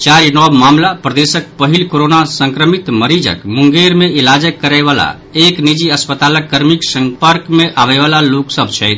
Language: Maithili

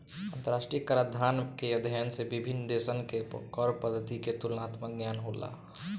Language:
Bhojpuri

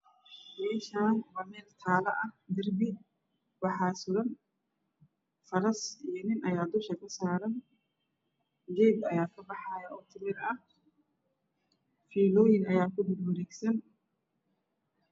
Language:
Somali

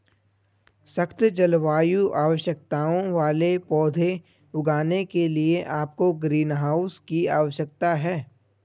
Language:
Hindi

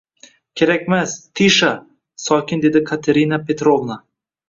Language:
Uzbek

